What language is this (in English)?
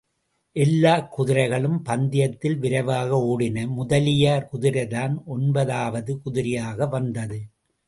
Tamil